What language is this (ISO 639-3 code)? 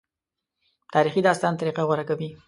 pus